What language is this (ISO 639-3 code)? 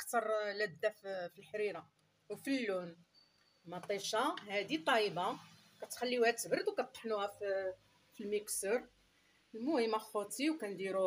ara